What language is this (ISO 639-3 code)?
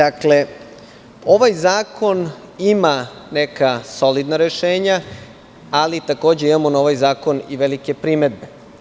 srp